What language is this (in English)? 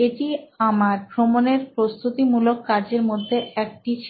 Bangla